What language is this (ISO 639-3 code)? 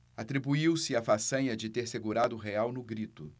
por